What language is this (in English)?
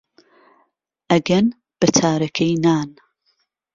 Central Kurdish